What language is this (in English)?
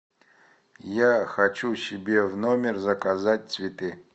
Russian